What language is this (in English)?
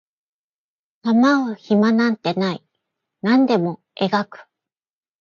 Japanese